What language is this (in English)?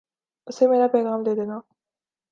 Urdu